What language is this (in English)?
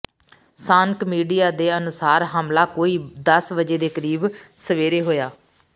Punjabi